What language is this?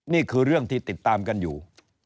Thai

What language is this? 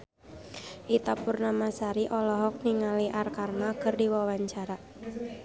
Sundanese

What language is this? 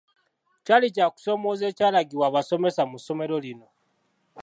Ganda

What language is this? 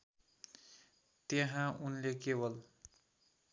Nepali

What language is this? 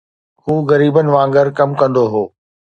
Sindhi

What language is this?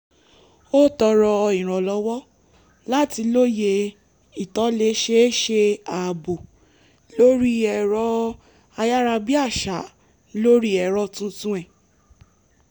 Yoruba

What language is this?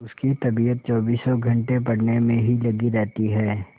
Hindi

